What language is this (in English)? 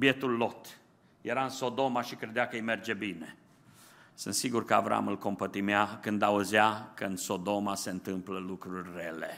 Romanian